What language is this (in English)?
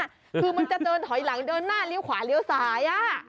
Thai